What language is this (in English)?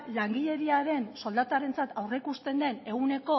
Basque